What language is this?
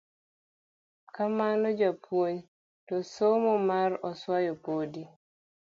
Luo (Kenya and Tanzania)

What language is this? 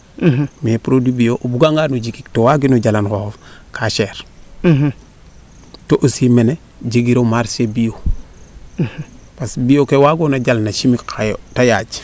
Serer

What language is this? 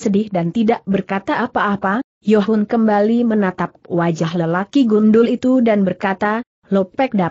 Indonesian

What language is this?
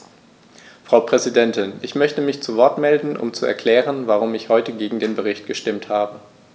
German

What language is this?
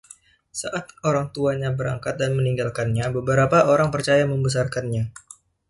Indonesian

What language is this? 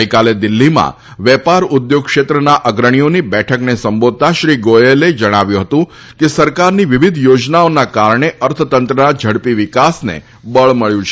Gujarati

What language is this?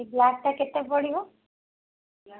Odia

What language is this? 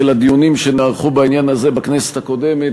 Hebrew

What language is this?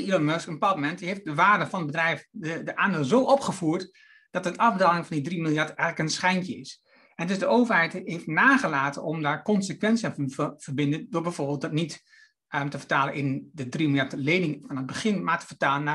Dutch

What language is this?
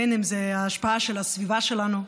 Hebrew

